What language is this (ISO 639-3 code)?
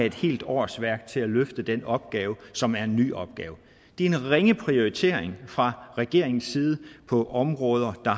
dan